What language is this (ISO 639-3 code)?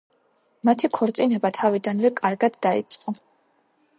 kat